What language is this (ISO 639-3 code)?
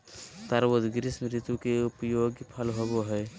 mag